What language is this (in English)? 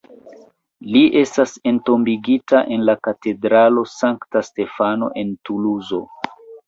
Esperanto